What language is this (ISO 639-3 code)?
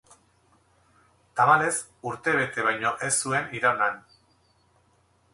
eus